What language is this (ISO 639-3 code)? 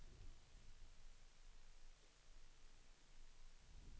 swe